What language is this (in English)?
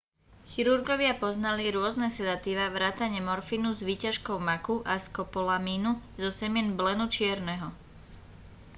Slovak